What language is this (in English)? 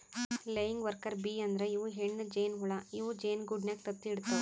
Kannada